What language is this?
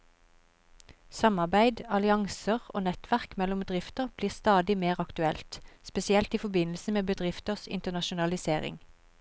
Norwegian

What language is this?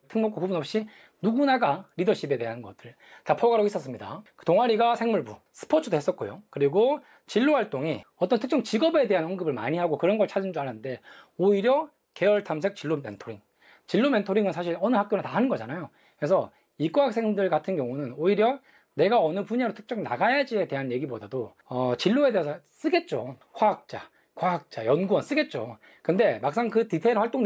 Korean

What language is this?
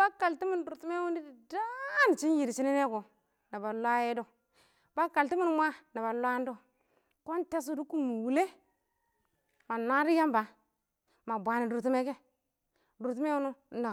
Awak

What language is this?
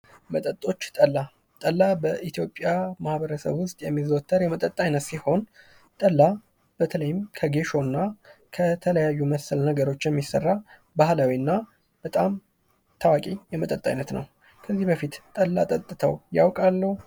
Amharic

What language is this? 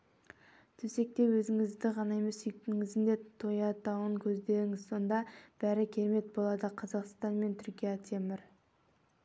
Kazakh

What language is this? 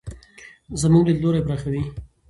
Pashto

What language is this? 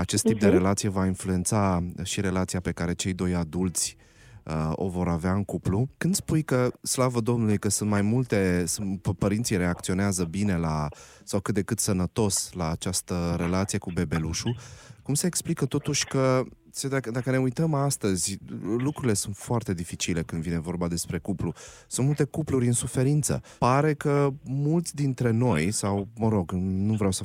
Romanian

